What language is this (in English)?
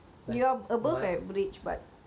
English